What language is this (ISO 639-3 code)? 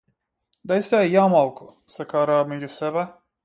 mkd